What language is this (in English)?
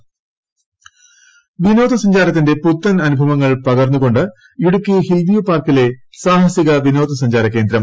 Malayalam